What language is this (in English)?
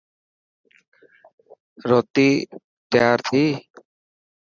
Dhatki